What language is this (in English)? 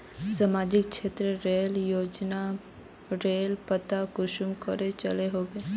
Magahi